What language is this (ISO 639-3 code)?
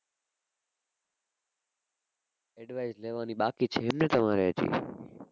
guj